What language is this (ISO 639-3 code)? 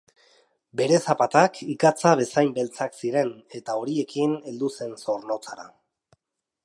eus